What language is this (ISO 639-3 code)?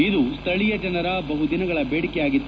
kan